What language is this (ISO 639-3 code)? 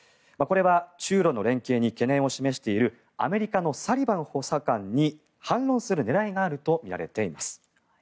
jpn